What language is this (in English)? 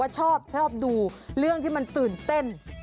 Thai